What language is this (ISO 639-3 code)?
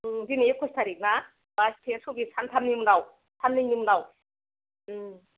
brx